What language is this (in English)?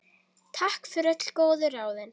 Icelandic